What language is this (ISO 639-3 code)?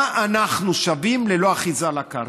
heb